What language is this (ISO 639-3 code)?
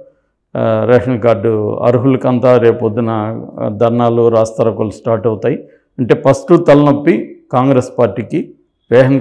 tel